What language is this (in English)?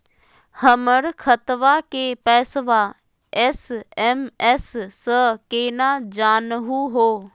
Magahi